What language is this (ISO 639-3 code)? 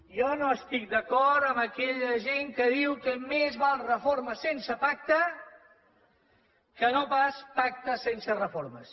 cat